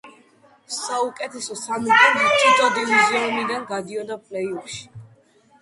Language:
Georgian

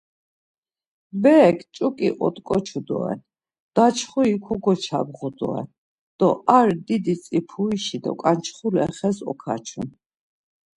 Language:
Laz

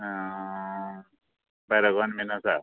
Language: Konkani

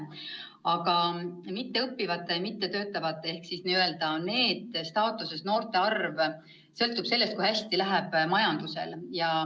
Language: Estonian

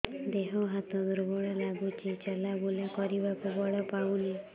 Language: Odia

